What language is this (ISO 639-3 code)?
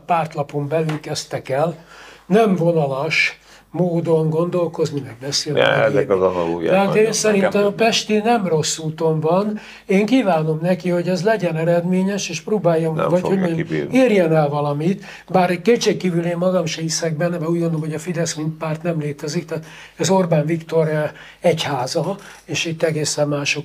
hun